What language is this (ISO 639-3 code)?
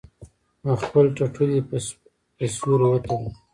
pus